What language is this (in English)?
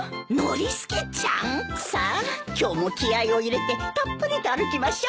Japanese